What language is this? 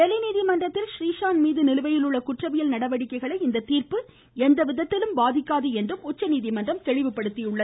Tamil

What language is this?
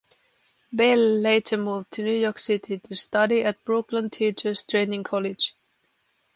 English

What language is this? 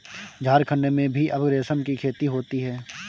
Hindi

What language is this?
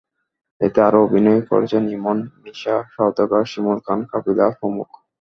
Bangla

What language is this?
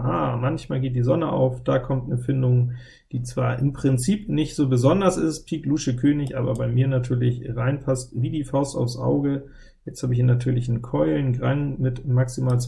German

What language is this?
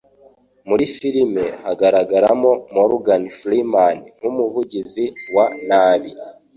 Kinyarwanda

